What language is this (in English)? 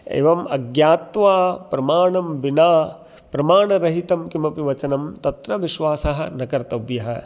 Sanskrit